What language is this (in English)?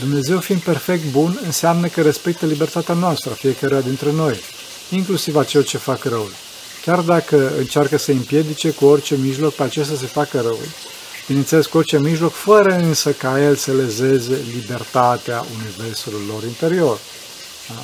Romanian